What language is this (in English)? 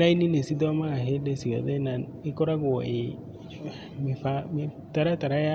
Kikuyu